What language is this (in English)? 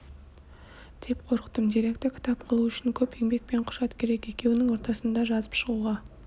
Kazakh